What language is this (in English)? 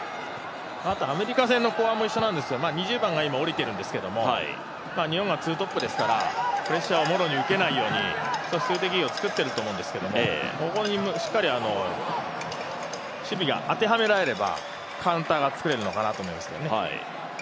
Japanese